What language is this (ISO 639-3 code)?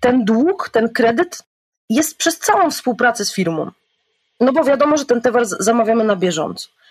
pol